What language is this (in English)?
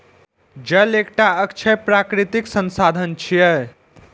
Maithili